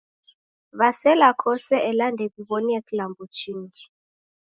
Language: Taita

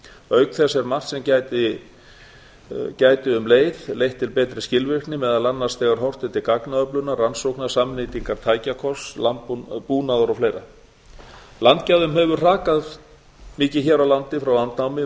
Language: Icelandic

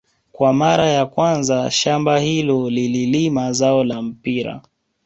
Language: Swahili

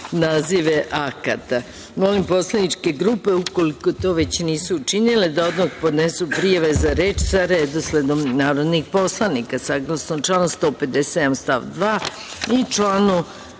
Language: Serbian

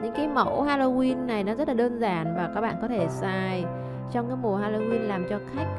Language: Vietnamese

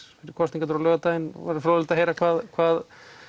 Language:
Icelandic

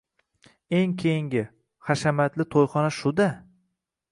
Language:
Uzbek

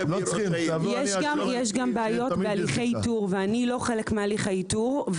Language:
Hebrew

